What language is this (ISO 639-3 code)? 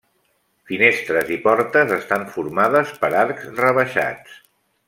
cat